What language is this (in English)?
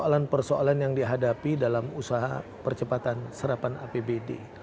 Indonesian